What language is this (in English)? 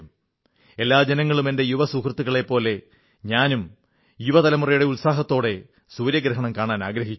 Malayalam